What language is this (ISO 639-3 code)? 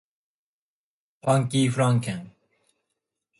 jpn